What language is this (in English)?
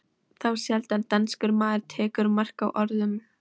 Icelandic